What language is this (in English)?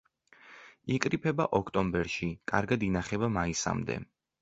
Georgian